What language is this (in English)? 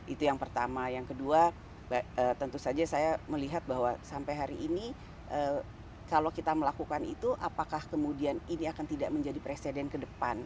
Indonesian